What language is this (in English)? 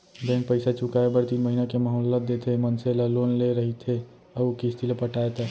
Chhattisgarhi